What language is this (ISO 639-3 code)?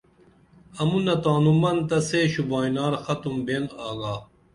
dml